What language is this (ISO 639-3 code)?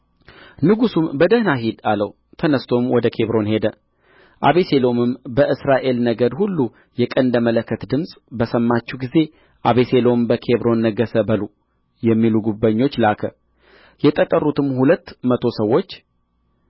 amh